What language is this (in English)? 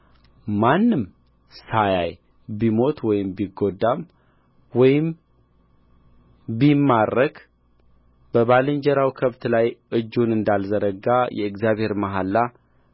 Amharic